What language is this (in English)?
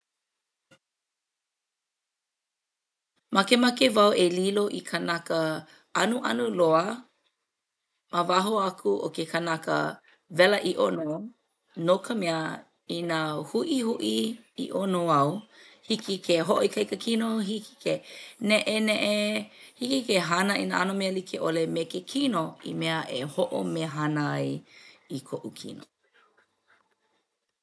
Hawaiian